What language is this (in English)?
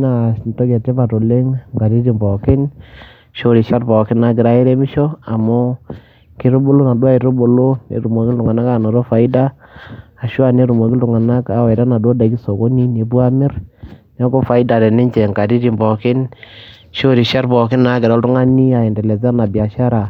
Masai